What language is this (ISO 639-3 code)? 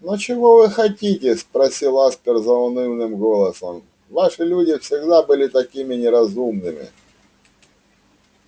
rus